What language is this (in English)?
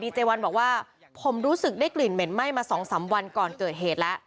Thai